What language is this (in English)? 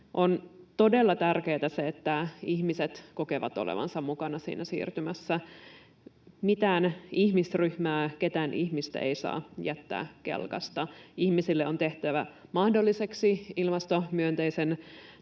Finnish